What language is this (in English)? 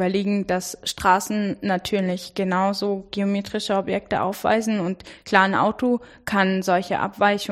German